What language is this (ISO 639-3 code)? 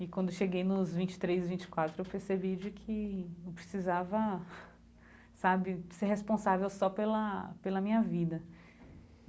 por